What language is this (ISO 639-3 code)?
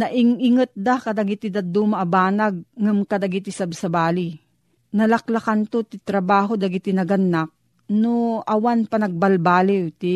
fil